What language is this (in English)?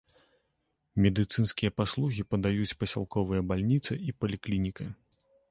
Belarusian